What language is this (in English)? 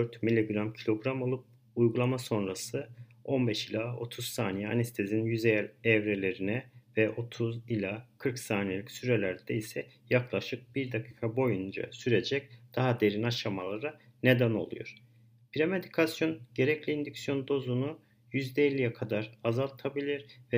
Turkish